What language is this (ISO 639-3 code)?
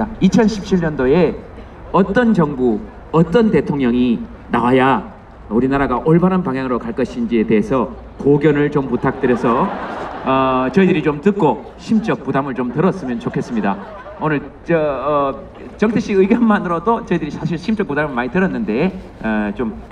kor